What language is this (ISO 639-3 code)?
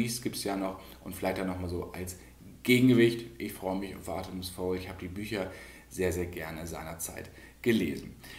deu